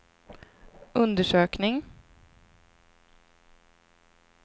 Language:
Swedish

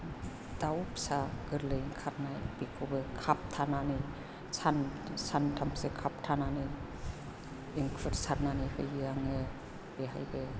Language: Bodo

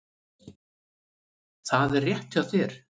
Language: Icelandic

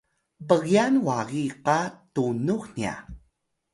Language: Atayal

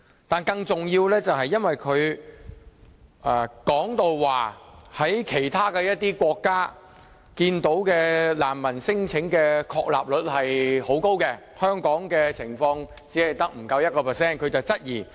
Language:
Cantonese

